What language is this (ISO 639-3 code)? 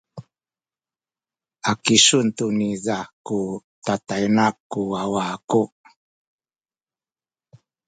szy